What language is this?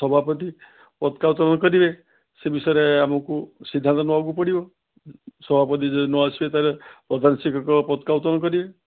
Odia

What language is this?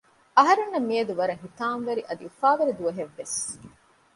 Divehi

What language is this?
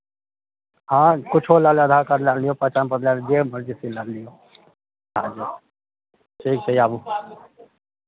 Maithili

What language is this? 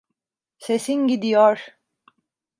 Turkish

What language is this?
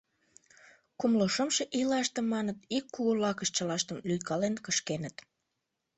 Mari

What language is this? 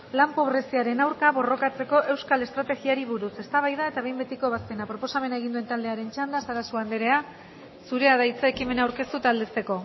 Basque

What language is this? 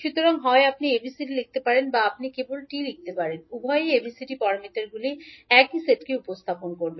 Bangla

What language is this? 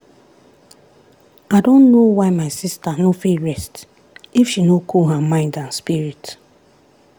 Nigerian Pidgin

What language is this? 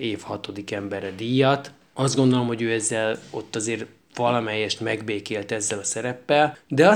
Hungarian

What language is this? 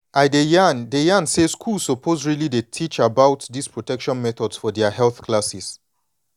Nigerian Pidgin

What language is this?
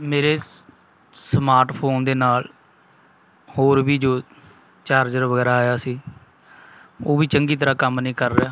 Punjabi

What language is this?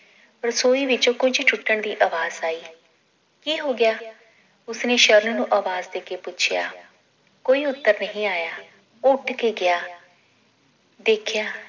Punjabi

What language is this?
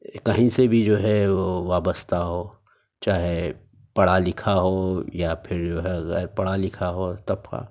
Urdu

